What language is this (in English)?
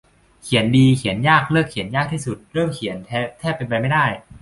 Thai